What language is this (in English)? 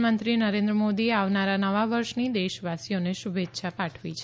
Gujarati